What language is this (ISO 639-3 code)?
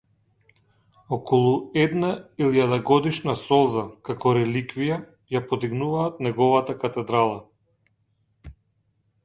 mkd